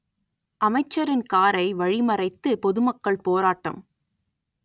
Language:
Tamil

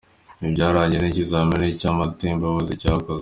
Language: Kinyarwanda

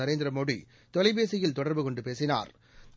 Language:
Tamil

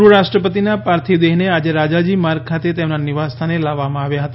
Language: Gujarati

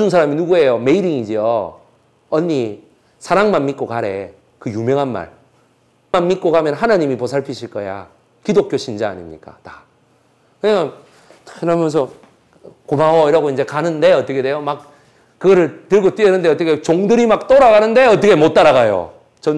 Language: Korean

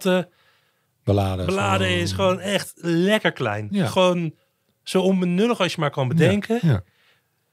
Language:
Dutch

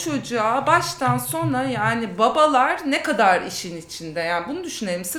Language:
Turkish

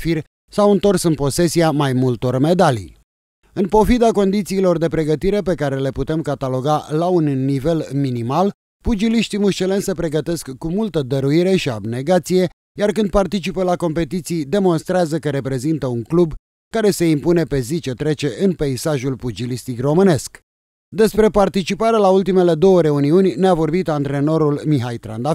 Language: Romanian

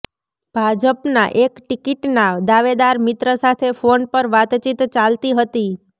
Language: Gujarati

